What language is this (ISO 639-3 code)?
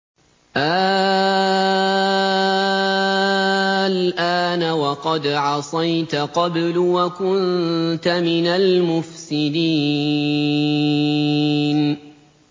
ara